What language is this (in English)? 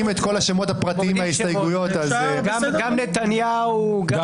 Hebrew